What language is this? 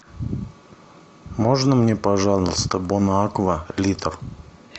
Russian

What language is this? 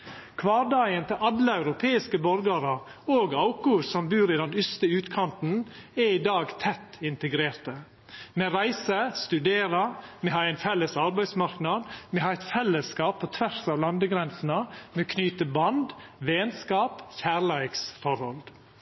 Norwegian Nynorsk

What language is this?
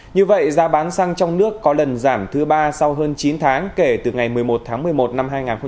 Vietnamese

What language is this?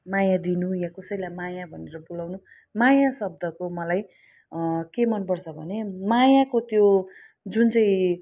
Nepali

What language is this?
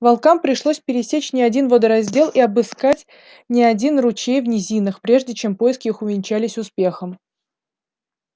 Russian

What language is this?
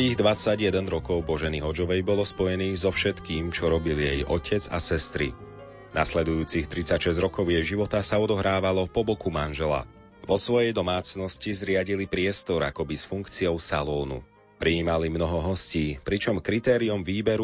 Slovak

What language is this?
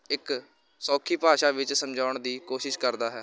Punjabi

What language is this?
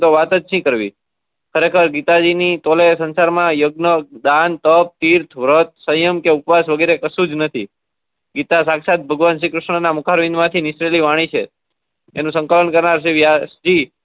Gujarati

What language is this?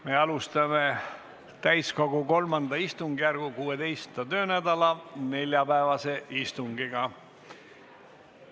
Estonian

